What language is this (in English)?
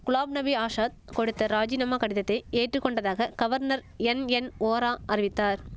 Tamil